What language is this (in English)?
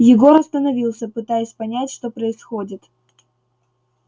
Russian